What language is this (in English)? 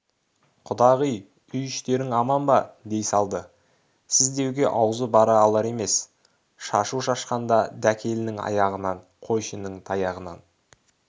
Kazakh